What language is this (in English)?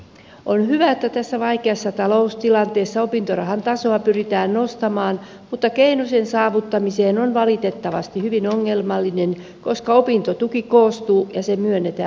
Finnish